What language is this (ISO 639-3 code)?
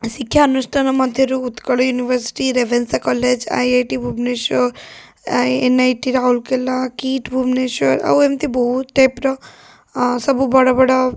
ori